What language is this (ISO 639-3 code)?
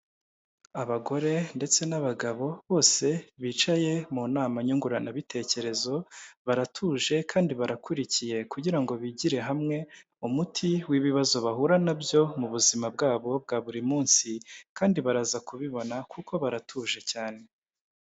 kin